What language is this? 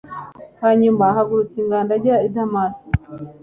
Kinyarwanda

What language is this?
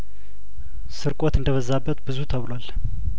Amharic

